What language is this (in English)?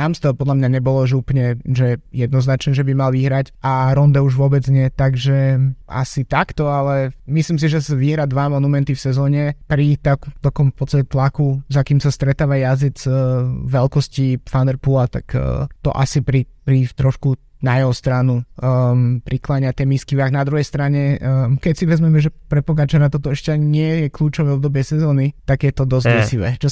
Slovak